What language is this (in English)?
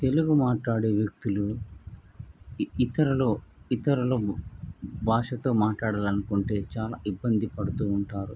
Telugu